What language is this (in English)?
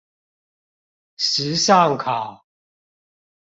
Chinese